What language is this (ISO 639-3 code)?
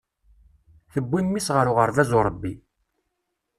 kab